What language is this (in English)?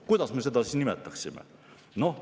Estonian